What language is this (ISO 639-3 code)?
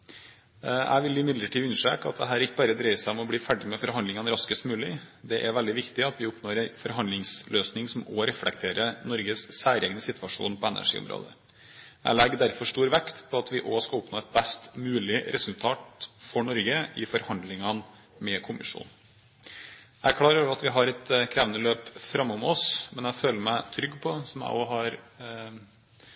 nob